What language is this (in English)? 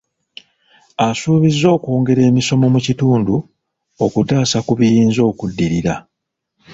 Ganda